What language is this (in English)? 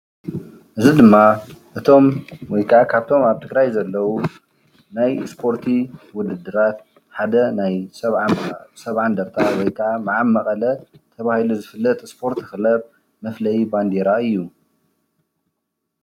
Tigrinya